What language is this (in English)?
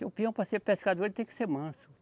Portuguese